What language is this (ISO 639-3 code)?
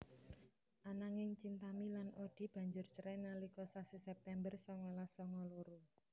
jav